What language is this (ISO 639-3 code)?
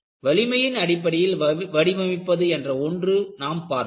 tam